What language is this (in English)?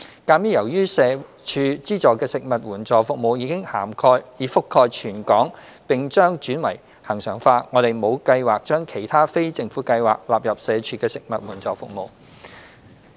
Cantonese